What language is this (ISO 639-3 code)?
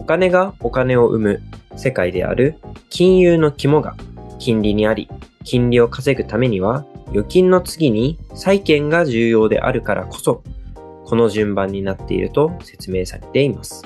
jpn